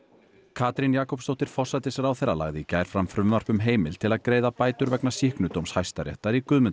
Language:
Icelandic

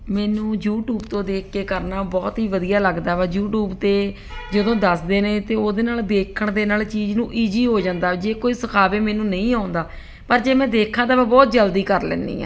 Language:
Punjabi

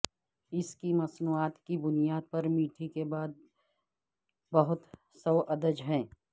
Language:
Urdu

